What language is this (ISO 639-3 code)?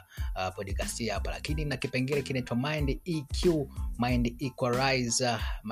swa